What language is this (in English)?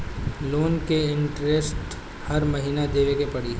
Bhojpuri